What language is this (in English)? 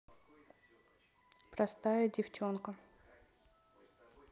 Russian